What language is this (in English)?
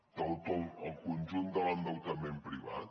Catalan